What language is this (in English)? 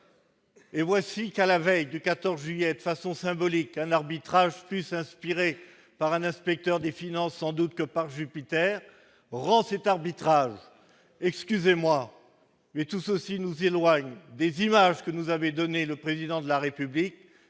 French